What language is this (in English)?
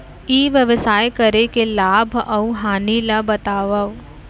Chhattisgarhi